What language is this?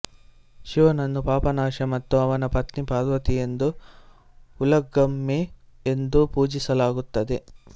Kannada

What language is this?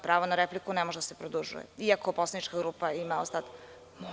Serbian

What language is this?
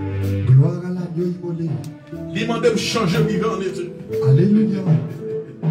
French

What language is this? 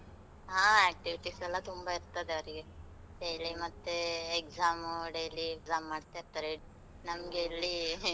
Kannada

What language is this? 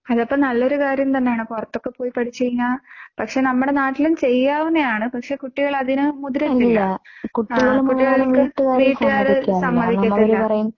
Malayalam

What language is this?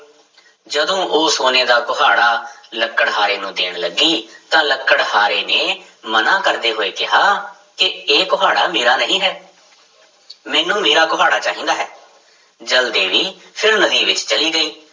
Punjabi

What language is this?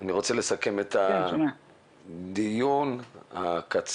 Hebrew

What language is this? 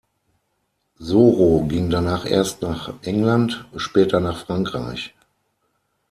German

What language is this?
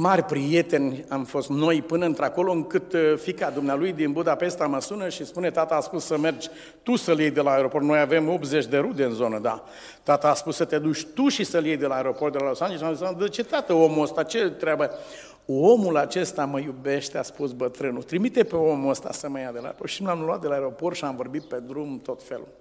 Romanian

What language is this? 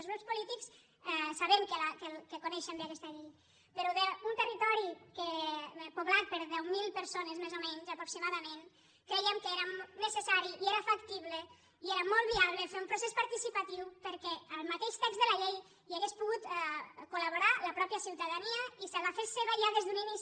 Catalan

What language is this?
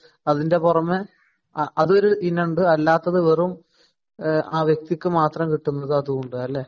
Malayalam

